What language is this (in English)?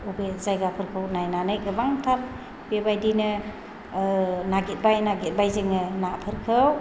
Bodo